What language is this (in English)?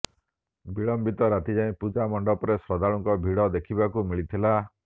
Odia